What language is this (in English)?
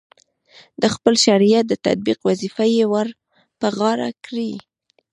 Pashto